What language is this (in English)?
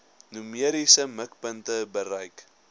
Afrikaans